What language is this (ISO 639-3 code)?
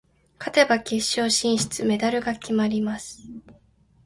jpn